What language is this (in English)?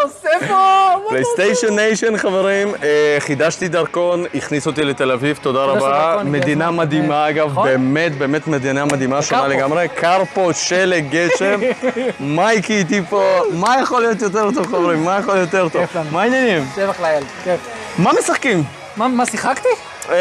Hebrew